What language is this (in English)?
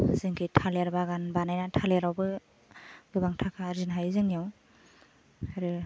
Bodo